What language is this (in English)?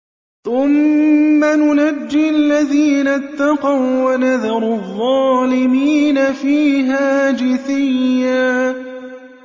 Arabic